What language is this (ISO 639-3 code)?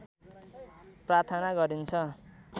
nep